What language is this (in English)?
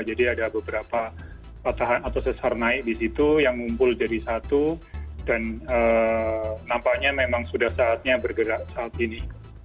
Indonesian